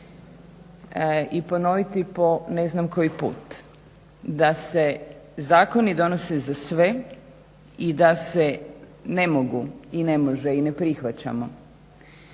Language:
Croatian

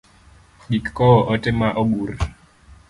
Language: Luo (Kenya and Tanzania)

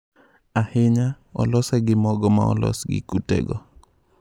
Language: Luo (Kenya and Tanzania)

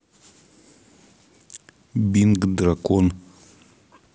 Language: Russian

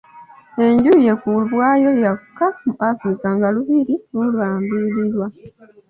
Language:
Ganda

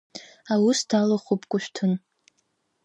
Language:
Abkhazian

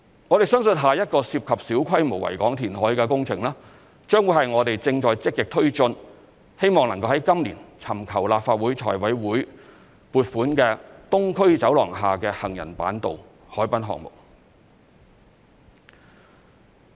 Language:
Cantonese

